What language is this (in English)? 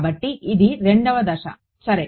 Telugu